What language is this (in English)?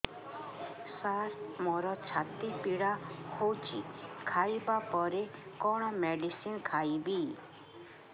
Odia